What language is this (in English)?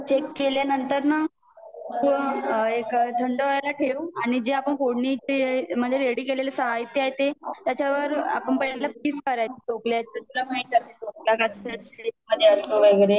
Marathi